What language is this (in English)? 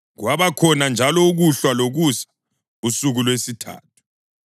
North Ndebele